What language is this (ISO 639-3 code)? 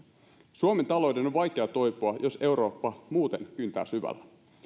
fin